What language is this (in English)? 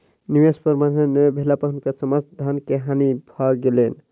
Maithili